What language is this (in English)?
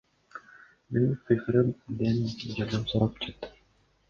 Kyrgyz